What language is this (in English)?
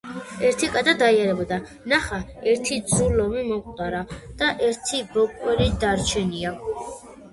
Georgian